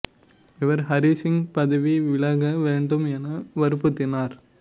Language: Tamil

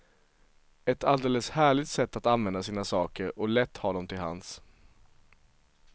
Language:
Swedish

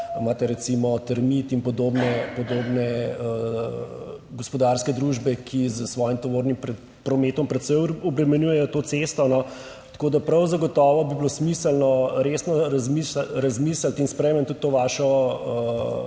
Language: Slovenian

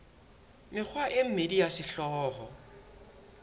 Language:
Southern Sotho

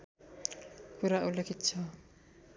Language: Nepali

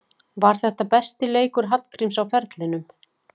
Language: Icelandic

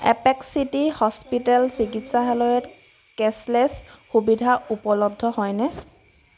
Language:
Assamese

